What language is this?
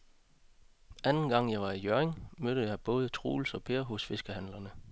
Danish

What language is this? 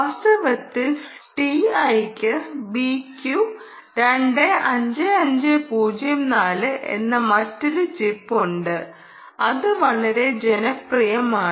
Malayalam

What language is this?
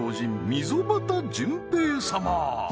Japanese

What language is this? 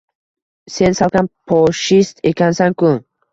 Uzbek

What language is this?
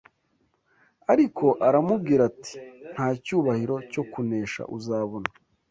Kinyarwanda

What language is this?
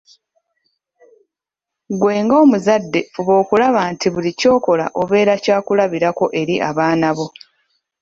Ganda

